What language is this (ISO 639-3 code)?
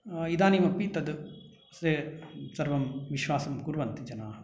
san